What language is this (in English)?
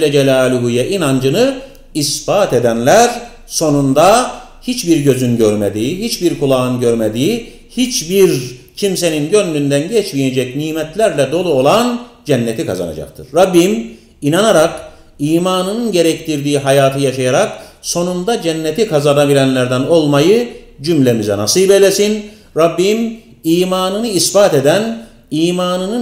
Turkish